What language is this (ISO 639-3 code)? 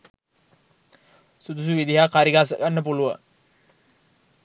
sin